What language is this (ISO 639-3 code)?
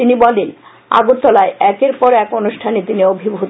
ben